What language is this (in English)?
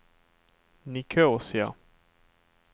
Swedish